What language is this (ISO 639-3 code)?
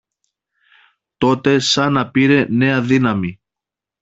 ell